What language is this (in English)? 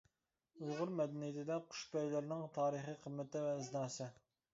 Uyghur